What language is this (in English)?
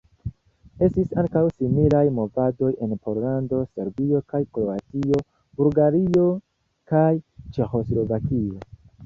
Esperanto